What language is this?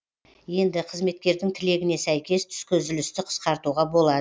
Kazakh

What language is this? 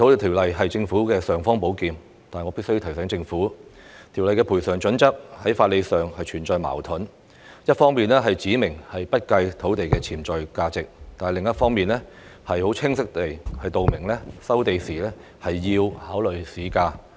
Cantonese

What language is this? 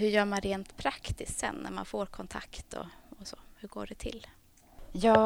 Swedish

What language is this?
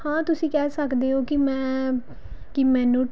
Punjabi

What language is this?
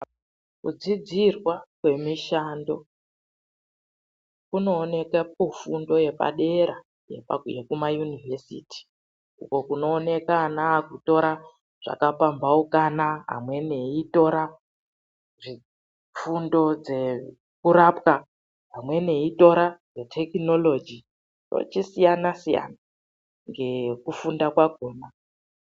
Ndau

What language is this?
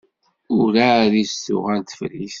Kabyle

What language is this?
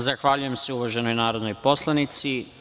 Serbian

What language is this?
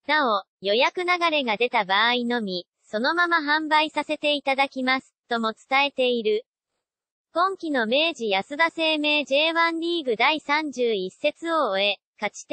Japanese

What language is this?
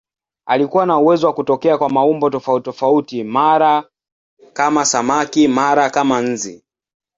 Swahili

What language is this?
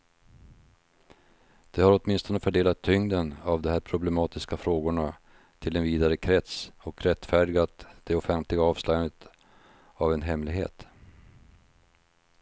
Swedish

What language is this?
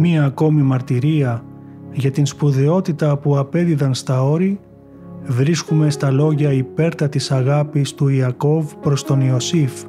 Greek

